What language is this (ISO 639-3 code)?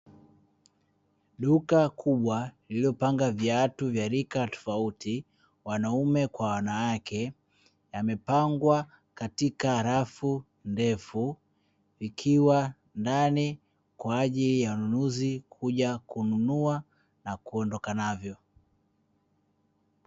swa